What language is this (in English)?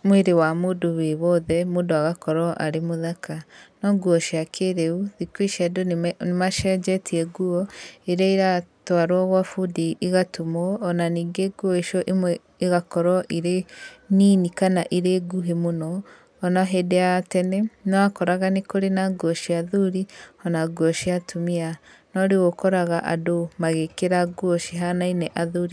Kikuyu